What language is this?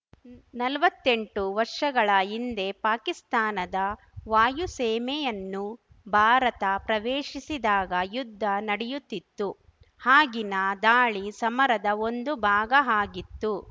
Kannada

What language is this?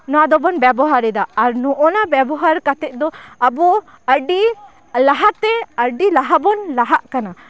Santali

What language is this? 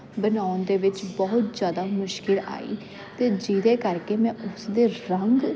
Punjabi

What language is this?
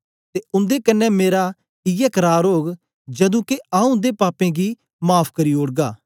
Dogri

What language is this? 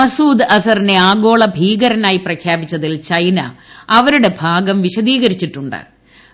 Malayalam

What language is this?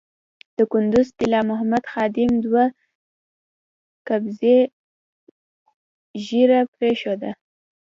Pashto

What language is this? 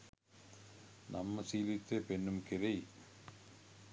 Sinhala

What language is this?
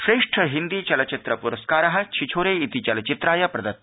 Sanskrit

